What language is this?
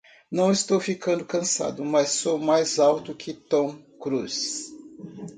Portuguese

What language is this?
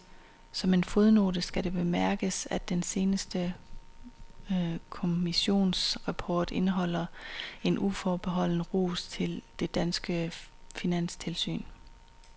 Danish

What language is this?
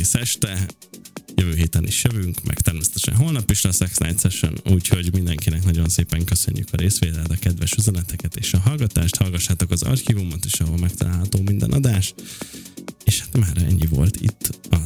Hungarian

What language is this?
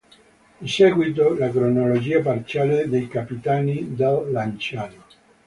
Italian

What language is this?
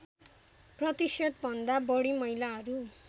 Nepali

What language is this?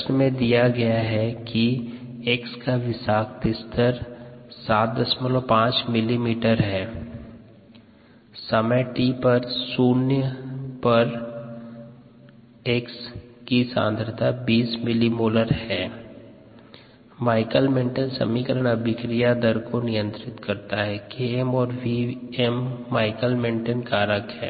Hindi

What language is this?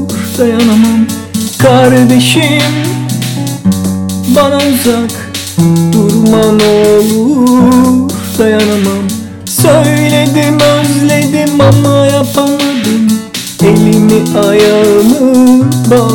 Turkish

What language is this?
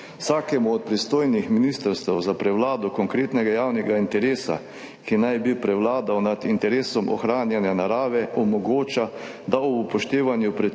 Slovenian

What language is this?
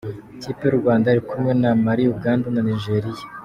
Kinyarwanda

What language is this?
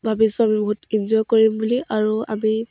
Assamese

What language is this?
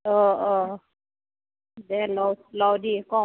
Assamese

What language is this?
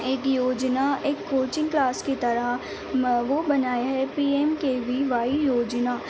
Urdu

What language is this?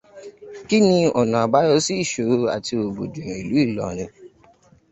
Yoruba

